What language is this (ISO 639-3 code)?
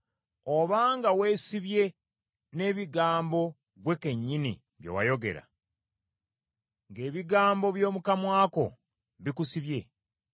lug